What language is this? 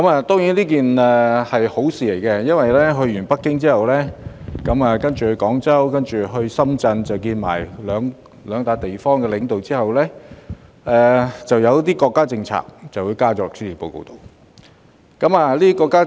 Cantonese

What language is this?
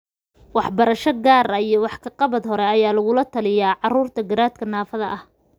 Somali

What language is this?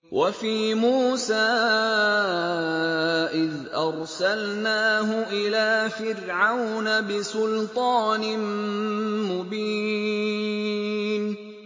Arabic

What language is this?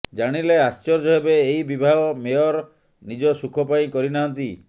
Odia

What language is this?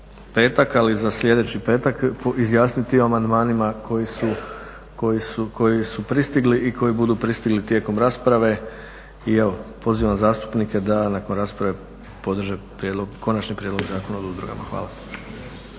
Croatian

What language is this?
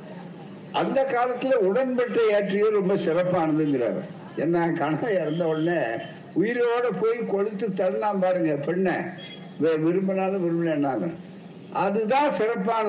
Tamil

